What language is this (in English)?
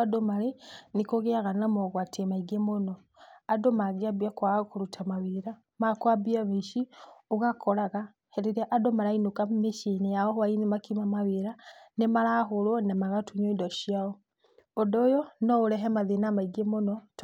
Kikuyu